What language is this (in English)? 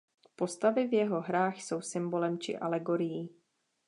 Czech